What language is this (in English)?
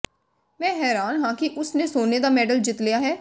Punjabi